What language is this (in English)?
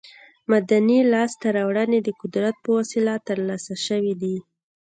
Pashto